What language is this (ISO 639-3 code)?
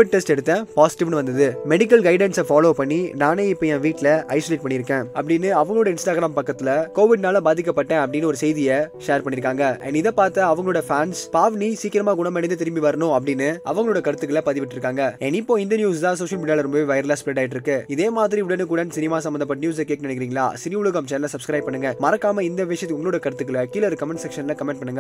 tam